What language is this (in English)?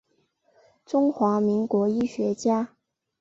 Chinese